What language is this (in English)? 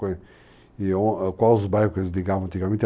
Portuguese